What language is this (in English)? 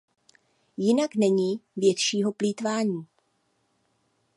Czech